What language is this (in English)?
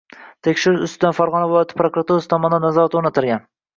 Uzbek